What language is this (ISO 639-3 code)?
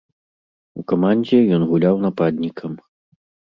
bel